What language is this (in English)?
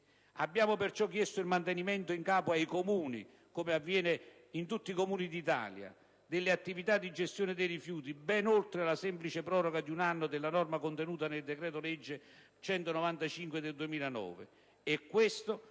Italian